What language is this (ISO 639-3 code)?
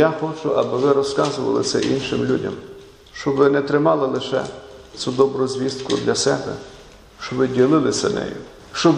ukr